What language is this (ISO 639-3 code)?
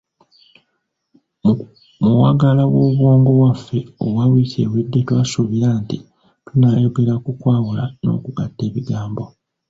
lug